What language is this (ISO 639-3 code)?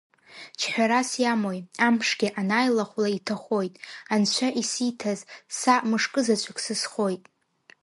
abk